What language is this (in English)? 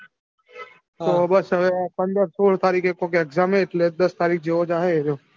Gujarati